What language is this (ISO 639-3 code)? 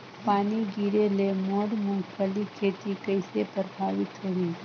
hne